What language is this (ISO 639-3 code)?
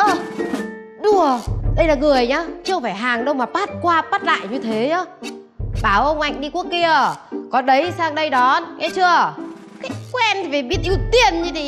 vie